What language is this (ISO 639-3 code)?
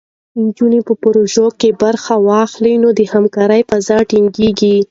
pus